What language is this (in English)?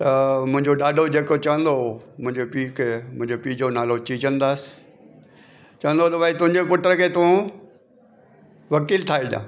Sindhi